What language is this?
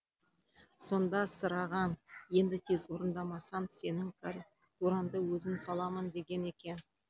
Kazakh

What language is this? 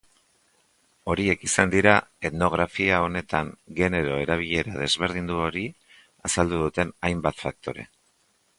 Basque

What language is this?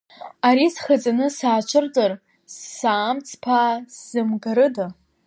Abkhazian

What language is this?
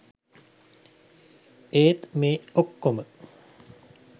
Sinhala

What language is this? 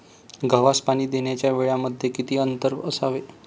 Marathi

